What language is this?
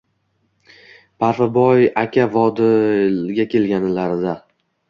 Uzbek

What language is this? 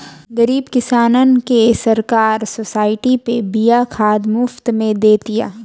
Bhojpuri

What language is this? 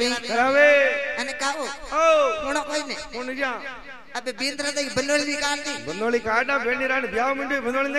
Arabic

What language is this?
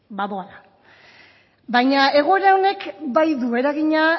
Basque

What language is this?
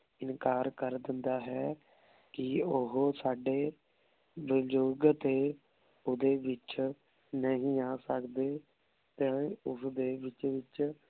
Punjabi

